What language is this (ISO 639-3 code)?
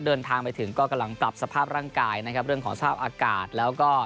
tha